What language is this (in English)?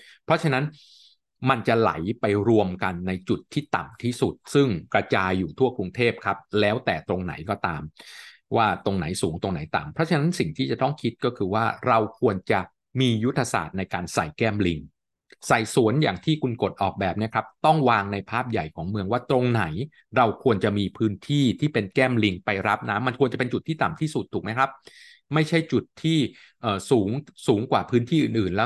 Thai